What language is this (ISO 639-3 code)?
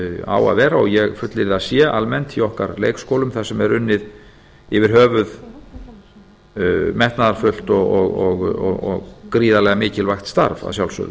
isl